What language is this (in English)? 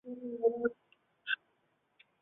Chinese